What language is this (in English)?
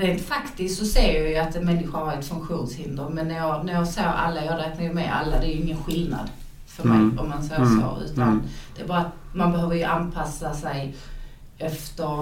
Swedish